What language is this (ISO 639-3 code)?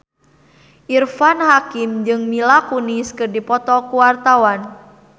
sun